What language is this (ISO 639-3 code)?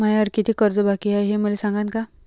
mar